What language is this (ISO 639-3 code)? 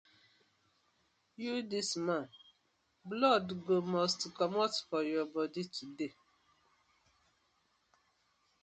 pcm